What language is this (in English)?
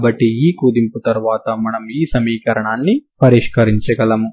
Telugu